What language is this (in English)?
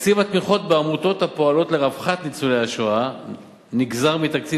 Hebrew